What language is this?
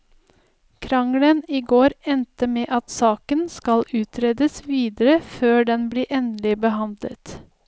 Norwegian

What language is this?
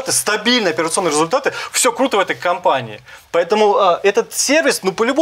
Russian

